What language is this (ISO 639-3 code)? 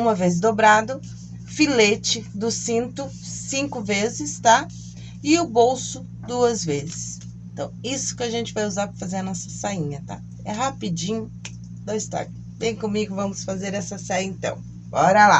por